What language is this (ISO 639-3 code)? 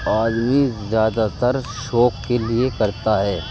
urd